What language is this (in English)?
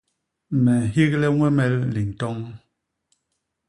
Basaa